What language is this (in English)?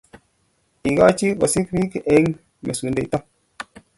Kalenjin